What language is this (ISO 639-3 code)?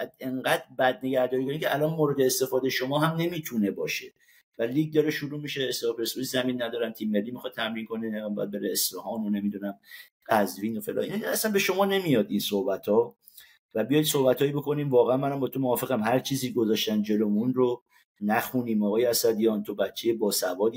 fas